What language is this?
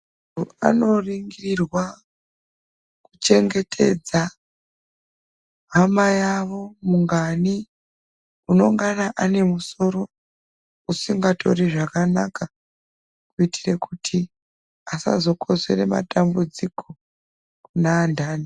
Ndau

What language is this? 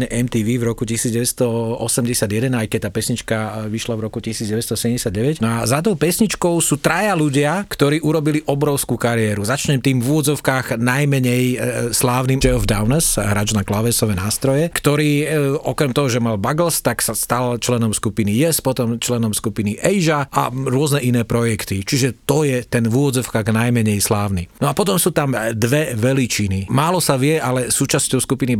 Slovak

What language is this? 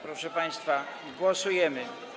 Polish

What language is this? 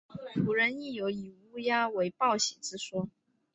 Chinese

